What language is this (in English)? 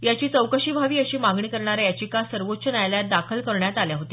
Marathi